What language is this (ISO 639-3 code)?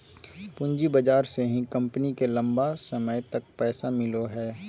mag